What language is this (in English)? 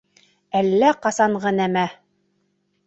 Bashkir